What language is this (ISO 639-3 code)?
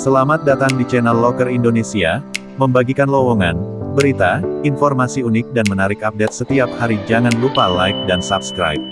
ind